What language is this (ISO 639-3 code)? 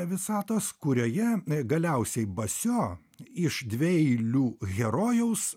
lit